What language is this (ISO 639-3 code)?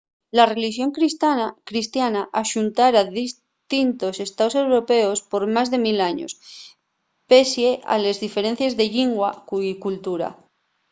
ast